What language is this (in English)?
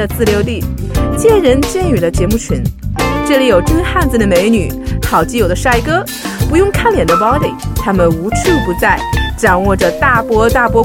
Chinese